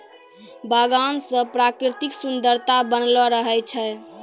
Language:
Maithili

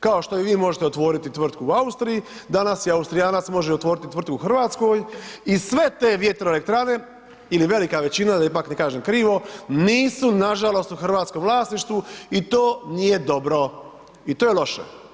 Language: Croatian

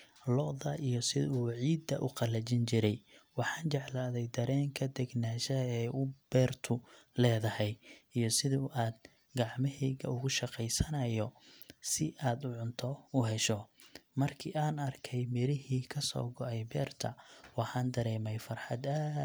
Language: Somali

